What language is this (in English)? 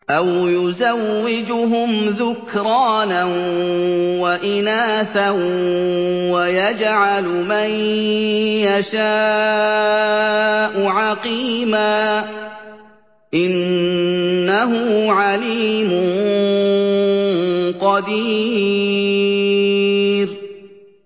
Arabic